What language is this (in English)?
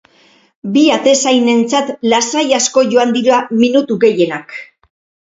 Basque